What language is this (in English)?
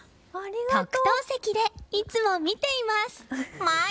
Japanese